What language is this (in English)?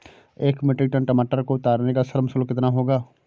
Hindi